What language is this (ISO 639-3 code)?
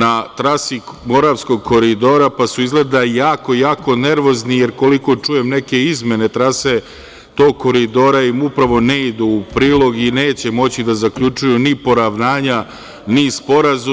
srp